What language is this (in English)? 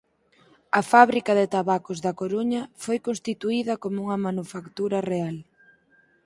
Galician